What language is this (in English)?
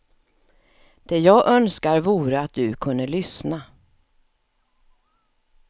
Swedish